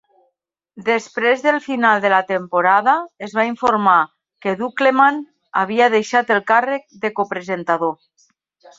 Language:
Catalan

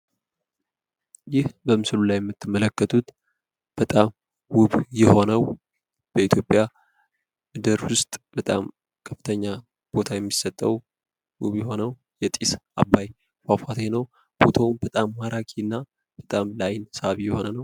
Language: Amharic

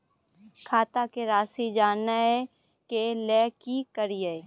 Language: Maithili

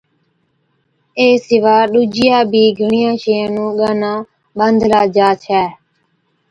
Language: Od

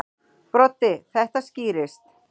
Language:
Icelandic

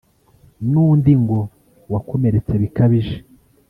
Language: Kinyarwanda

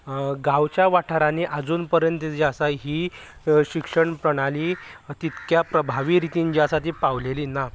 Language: Konkani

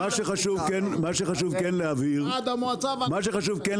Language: Hebrew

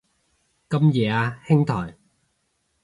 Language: Cantonese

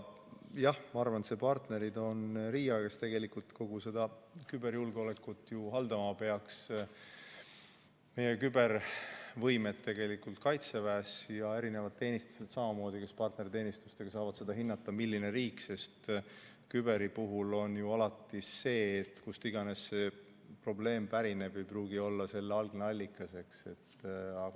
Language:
Estonian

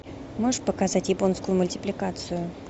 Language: Russian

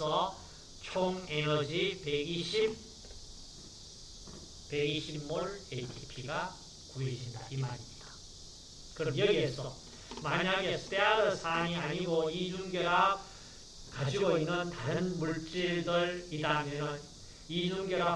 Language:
Korean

